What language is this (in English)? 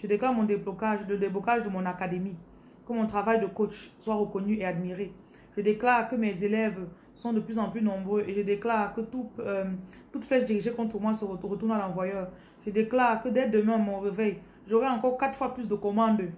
French